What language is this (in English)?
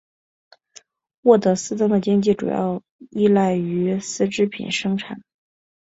Chinese